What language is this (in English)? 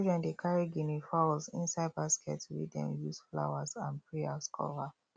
Nigerian Pidgin